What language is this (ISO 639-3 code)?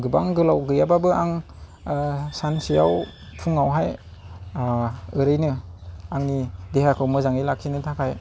brx